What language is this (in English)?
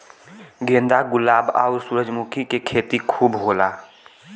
Bhojpuri